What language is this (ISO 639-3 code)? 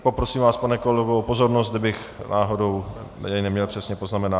ces